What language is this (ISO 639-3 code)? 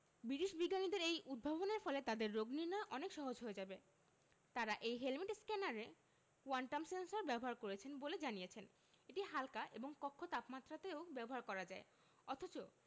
ben